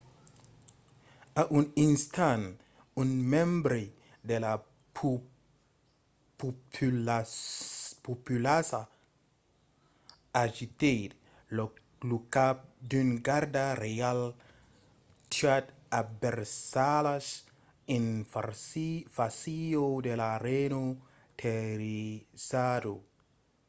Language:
Occitan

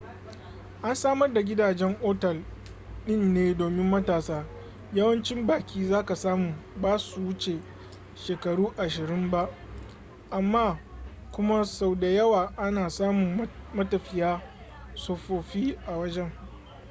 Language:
Hausa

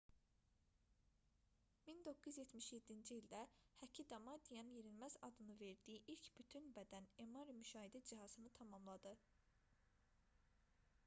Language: Azerbaijani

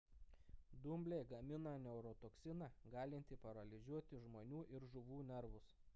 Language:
Lithuanian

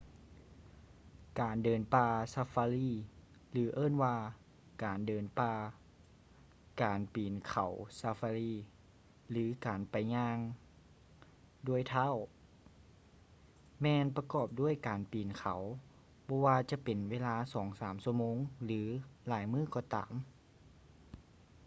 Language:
Lao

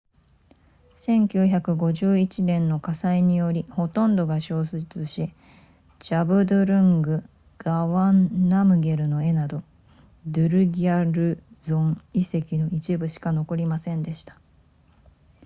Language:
Japanese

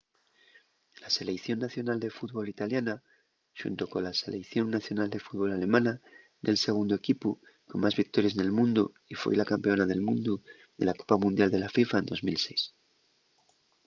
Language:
Asturian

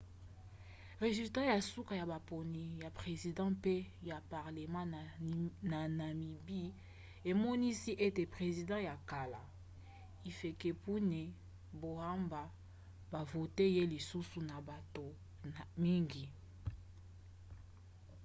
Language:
Lingala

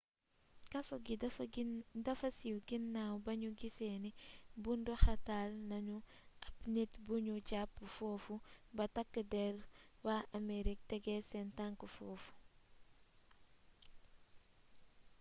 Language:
Wolof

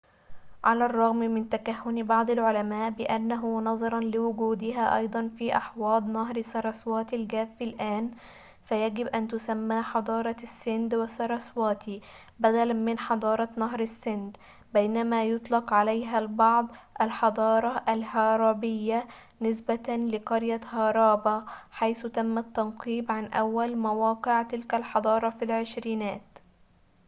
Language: Arabic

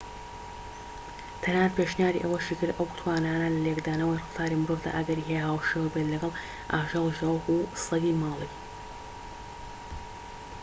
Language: Central Kurdish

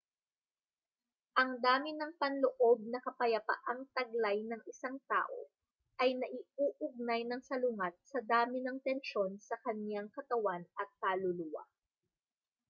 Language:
Filipino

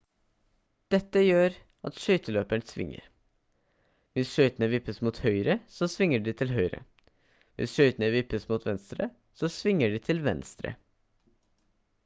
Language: Norwegian Bokmål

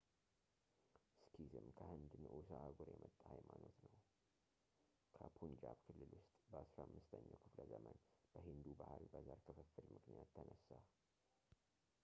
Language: Amharic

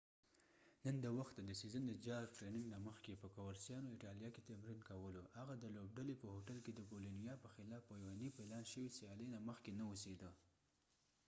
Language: Pashto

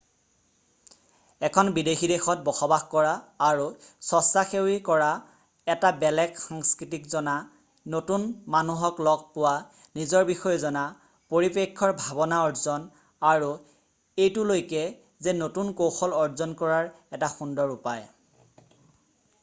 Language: Assamese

